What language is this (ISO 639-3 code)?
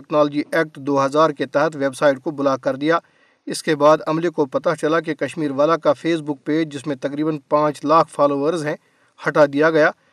urd